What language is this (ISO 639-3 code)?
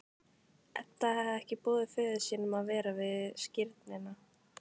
isl